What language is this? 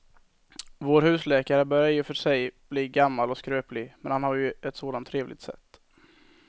Swedish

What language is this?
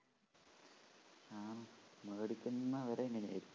Malayalam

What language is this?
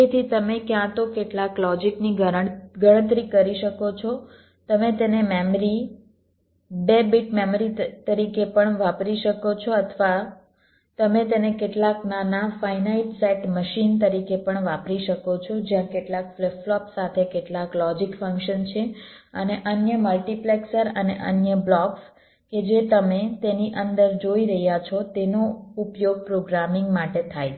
Gujarati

